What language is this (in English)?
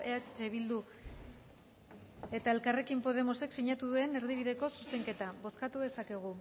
Basque